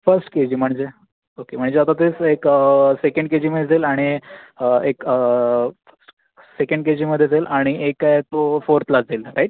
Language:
Marathi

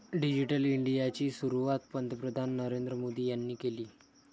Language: Marathi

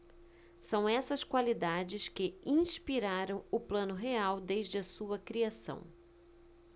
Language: Portuguese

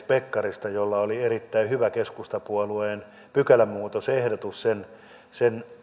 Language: Finnish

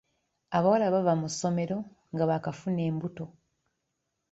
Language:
Ganda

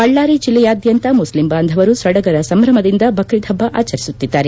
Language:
Kannada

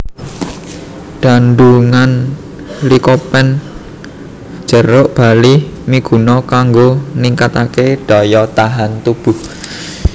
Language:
Javanese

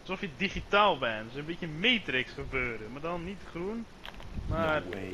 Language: Dutch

